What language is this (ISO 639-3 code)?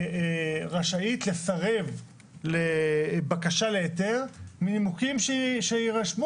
heb